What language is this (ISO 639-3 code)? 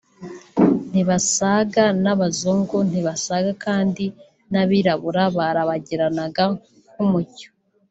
kin